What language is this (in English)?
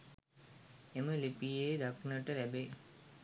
Sinhala